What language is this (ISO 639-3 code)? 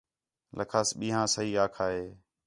xhe